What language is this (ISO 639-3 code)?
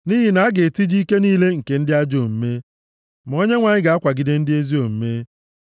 ibo